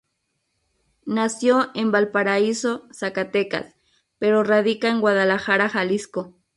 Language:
Spanish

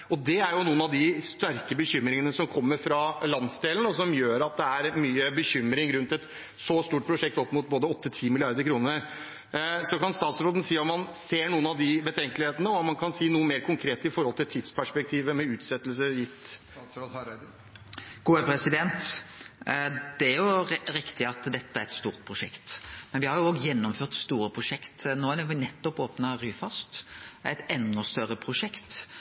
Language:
Norwegian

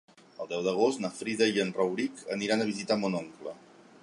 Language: Catalan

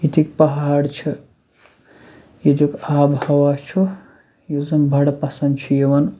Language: Kashmiri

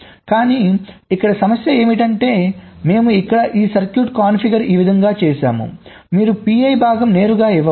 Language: Telugu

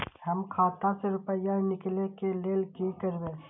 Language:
Maithili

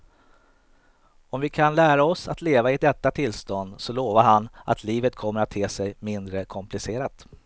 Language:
Swedish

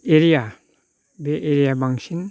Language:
Bodo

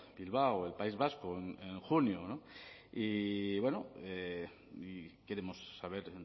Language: Spanish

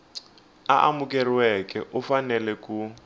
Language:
Tsonga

